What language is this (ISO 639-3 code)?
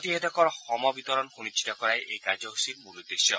asm